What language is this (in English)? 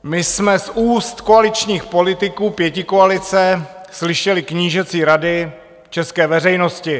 Czech